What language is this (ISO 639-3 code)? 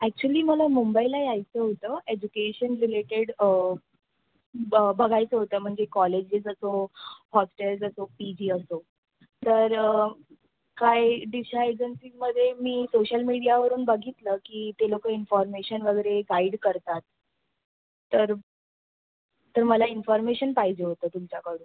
mar